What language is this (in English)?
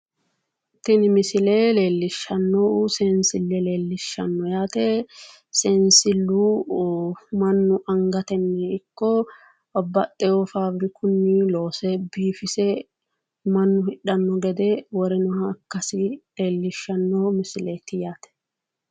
Sidamo